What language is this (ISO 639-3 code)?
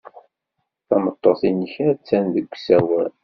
kab